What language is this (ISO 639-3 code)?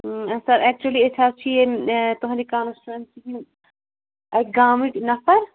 kas